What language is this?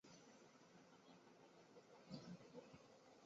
Chinese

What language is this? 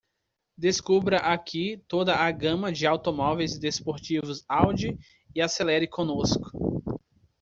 Portuguese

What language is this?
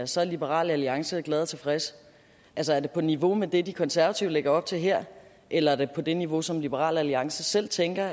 Danish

